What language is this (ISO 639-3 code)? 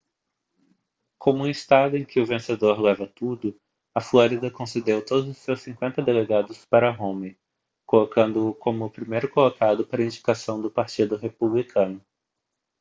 por